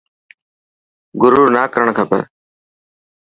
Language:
Dhatki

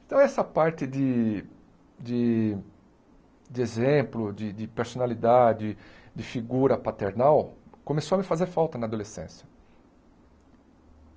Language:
Portuguese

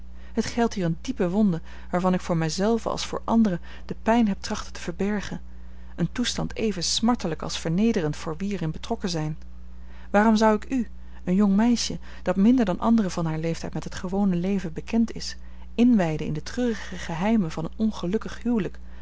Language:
Dutch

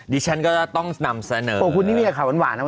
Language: Thai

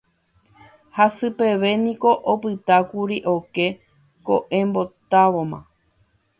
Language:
Guarani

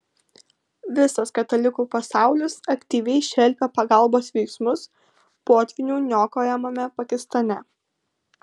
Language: Lithuanian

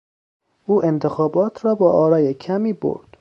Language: Persian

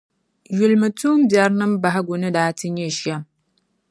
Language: Dagbani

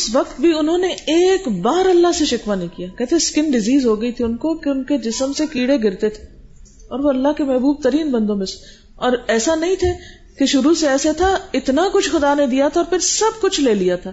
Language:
Urdu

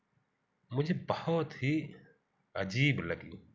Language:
Hindi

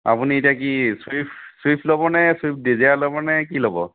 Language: Assamese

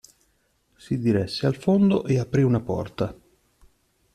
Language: Italian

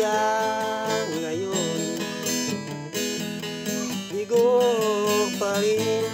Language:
Indonesian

